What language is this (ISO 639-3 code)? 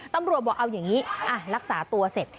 tha